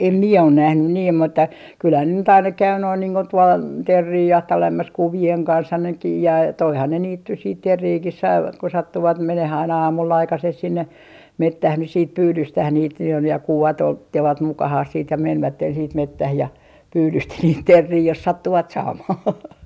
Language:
Finnish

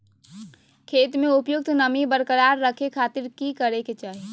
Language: Magahi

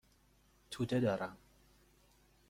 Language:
Persian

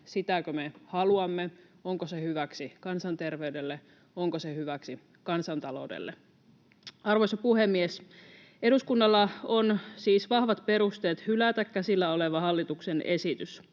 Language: Finnish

